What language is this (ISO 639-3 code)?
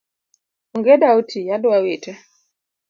luo